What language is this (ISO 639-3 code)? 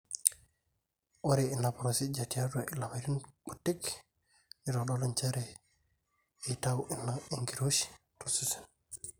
mas